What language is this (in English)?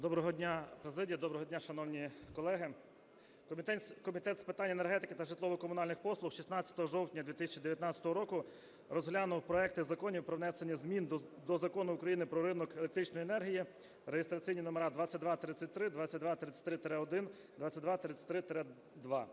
Ukrainian